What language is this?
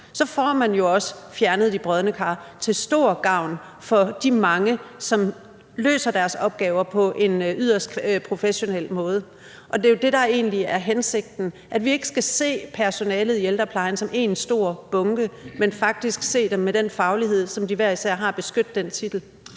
Danish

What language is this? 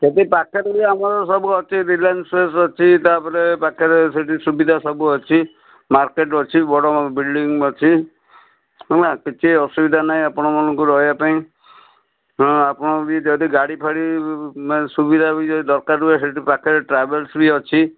Odia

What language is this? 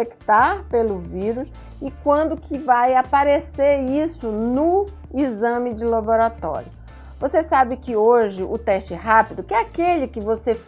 Portuguese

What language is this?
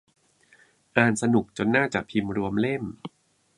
Thai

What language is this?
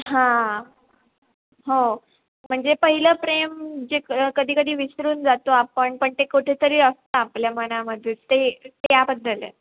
Marathi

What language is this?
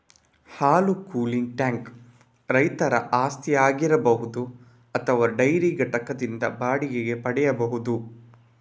Kannada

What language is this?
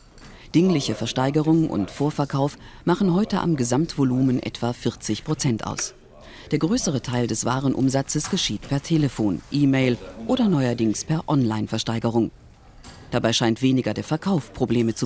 German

